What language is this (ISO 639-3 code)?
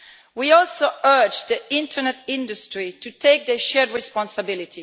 eng